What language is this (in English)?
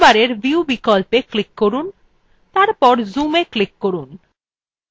Bangla